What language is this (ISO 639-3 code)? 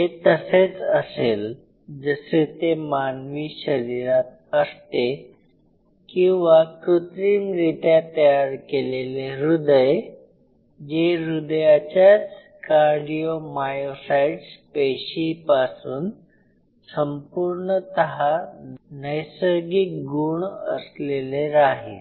mar